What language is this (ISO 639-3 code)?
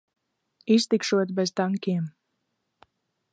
lav